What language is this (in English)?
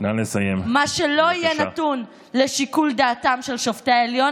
Hebrew